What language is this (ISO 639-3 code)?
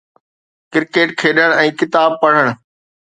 snd